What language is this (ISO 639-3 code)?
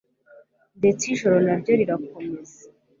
kin